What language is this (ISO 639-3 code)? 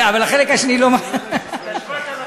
heb